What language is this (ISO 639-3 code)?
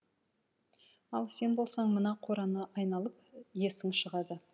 kaz